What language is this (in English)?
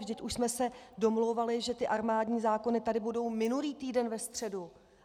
Czech